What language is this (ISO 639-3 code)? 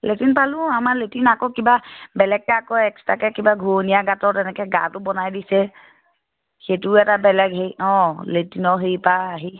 asm